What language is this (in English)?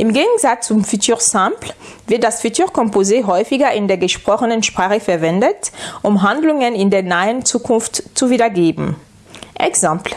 German